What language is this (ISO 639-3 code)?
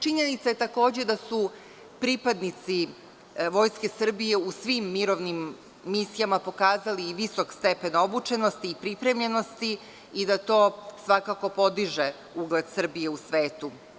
srp